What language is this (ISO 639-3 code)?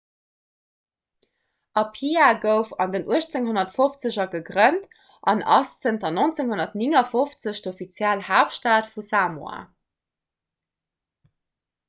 ltz